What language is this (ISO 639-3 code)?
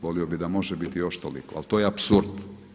hrv